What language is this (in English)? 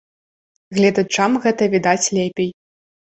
Belarusian